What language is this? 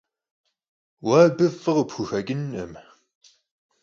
Kabardian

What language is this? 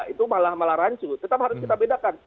Indonesian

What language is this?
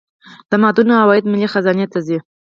Pashto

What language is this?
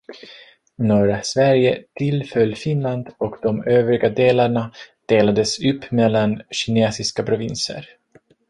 Swedish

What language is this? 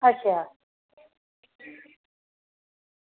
Dogri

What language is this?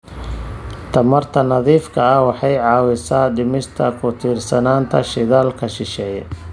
Somali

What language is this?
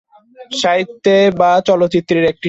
Bangla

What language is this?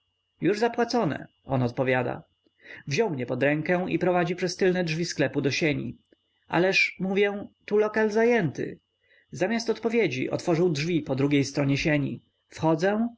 Polish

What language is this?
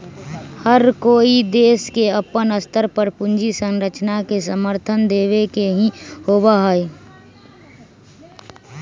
Magahi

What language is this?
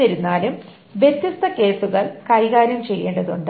Malayalam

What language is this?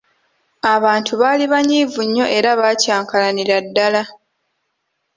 Ganda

